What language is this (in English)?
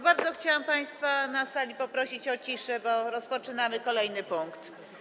Polish